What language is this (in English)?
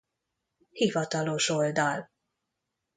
Hungarian